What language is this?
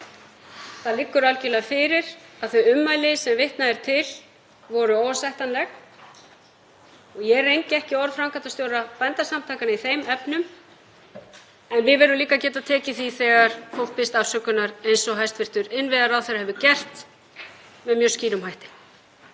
Icelandic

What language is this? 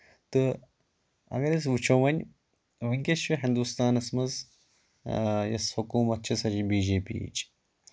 Kashmiri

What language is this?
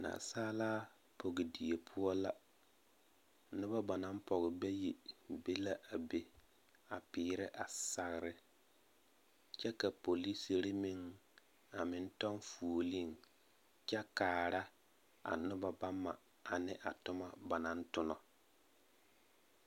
Southern Dagaare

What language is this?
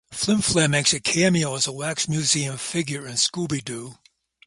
English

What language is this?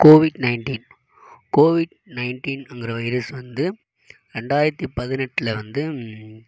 Tamil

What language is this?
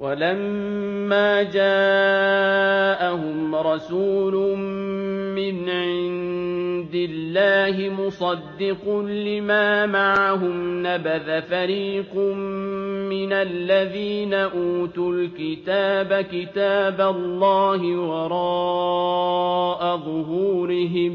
Arabic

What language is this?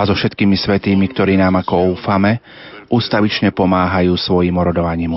Slovak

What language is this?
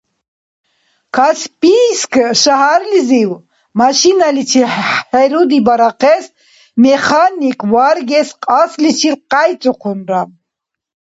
Dargwa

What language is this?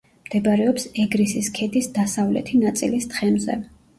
Georgian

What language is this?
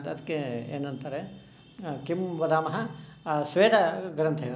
Sanskrit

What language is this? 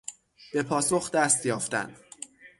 Persian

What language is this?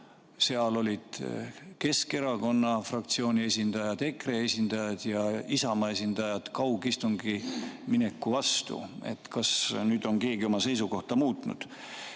Estonian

